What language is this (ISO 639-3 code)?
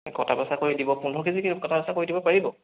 asm